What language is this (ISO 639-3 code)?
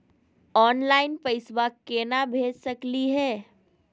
mag